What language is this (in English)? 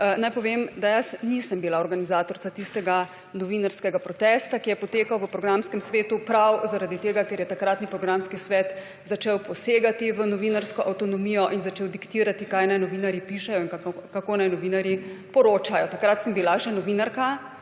Slovenian